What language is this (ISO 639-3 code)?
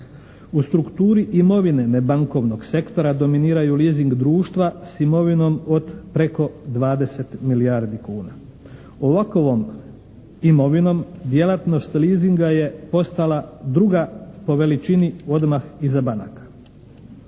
hrv